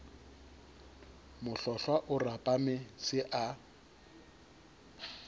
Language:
Southern Sotho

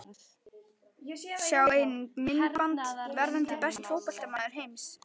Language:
Icelandic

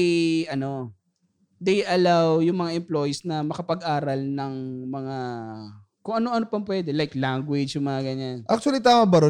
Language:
Filipino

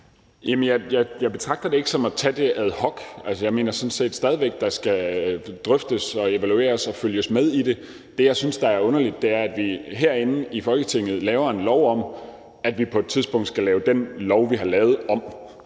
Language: Danish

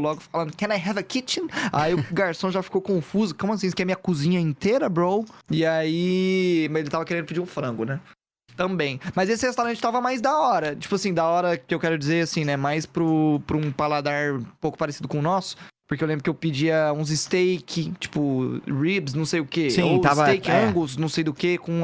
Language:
Portuguese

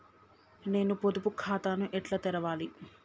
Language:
Telugu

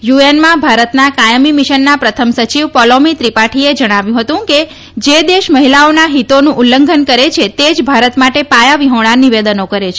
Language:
Gujarati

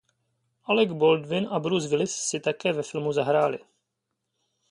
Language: Czech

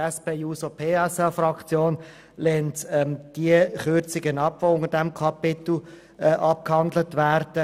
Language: Swiss German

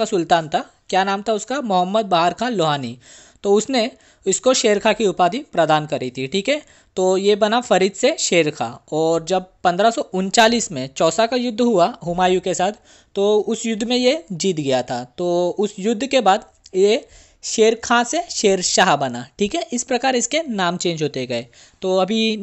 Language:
Hindi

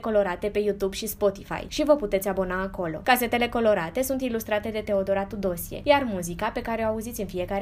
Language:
Romanian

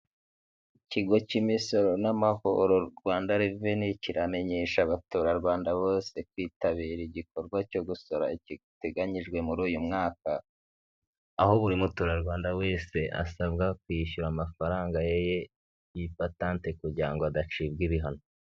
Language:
Kinyarwanda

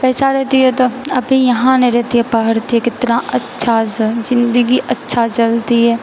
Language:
Maithili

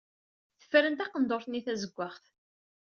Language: Kabyle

